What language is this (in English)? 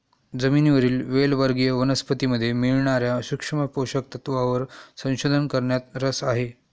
Marathi